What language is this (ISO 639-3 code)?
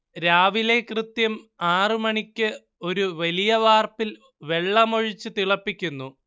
mal